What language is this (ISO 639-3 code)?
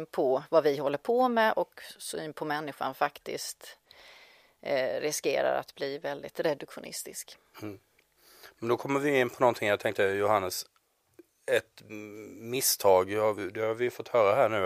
swe